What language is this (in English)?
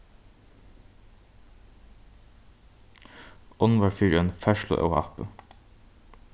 Faroese